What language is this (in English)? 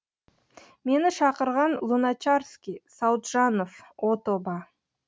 Kazakh